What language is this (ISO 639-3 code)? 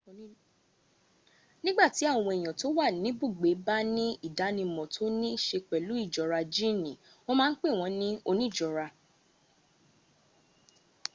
yor